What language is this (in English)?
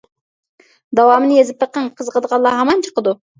Uyghur